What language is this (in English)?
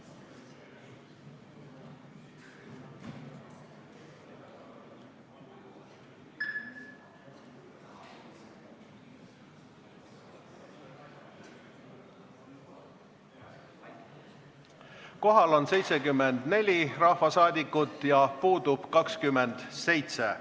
Estonian